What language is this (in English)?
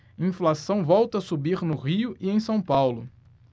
Portuguese